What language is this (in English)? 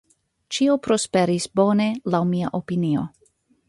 Esperanto